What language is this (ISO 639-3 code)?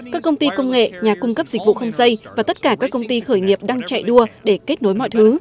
vie